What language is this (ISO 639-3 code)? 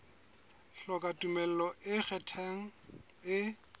sot